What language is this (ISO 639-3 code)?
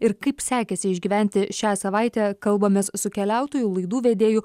lit